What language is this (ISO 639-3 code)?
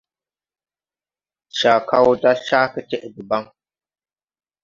tui